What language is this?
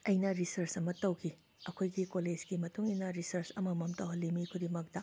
Manipuri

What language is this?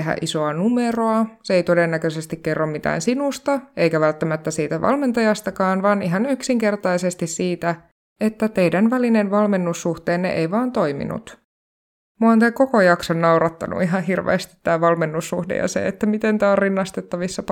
Finnish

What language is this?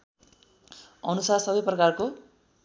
Nepali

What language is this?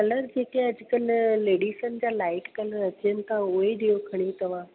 Sindhi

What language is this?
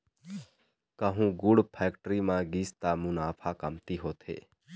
Chhattisgarhi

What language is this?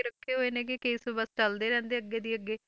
Punjabi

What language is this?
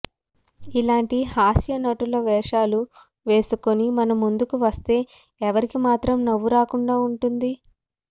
Telugu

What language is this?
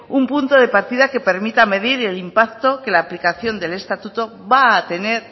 Spanish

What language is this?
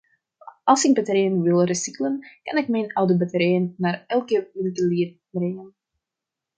Dutch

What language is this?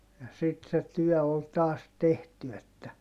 Finnish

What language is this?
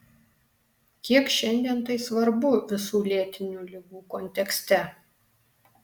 Lithuanian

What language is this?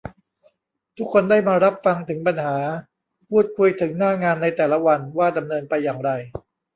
Thai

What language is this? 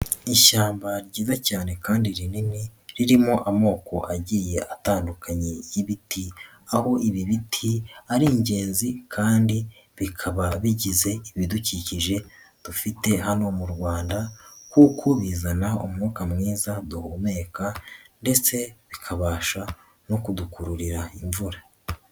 Kinyarwanda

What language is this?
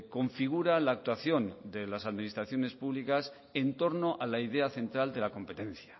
Spanish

